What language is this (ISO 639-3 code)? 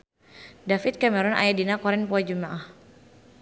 sun